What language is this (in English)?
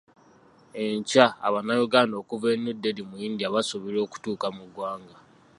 Ganda